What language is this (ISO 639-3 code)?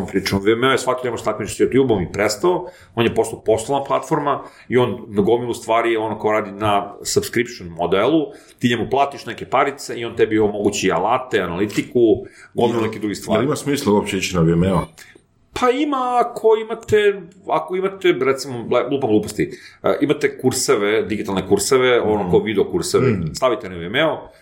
hrv